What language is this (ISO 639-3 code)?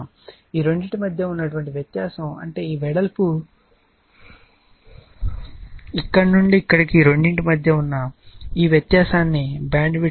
tel